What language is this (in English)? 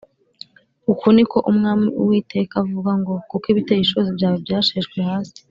Kinyarwanda